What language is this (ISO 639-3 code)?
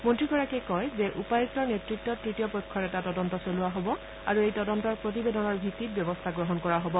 asm